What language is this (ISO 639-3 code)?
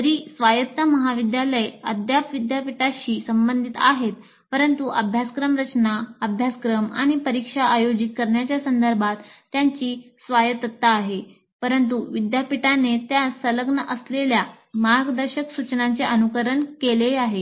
mar